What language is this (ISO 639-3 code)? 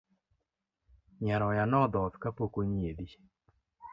luo